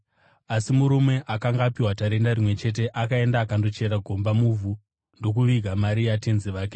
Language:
Shona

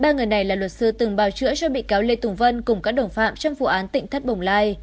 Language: Vietnamese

